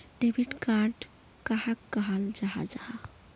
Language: Magahi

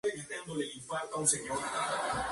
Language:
Spanish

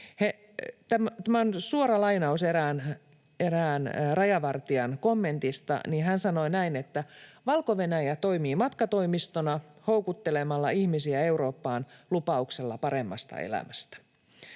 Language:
Finnish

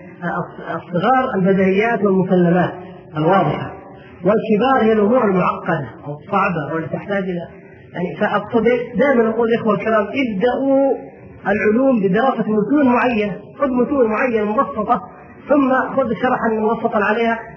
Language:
Arabic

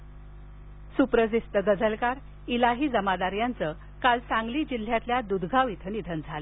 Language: Marathi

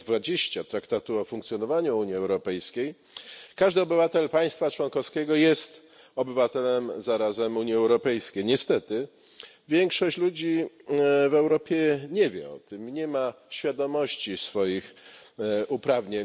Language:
Polish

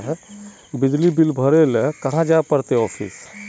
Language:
Magahi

